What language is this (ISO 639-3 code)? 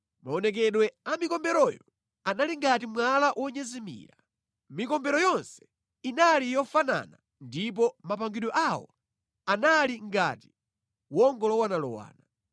nya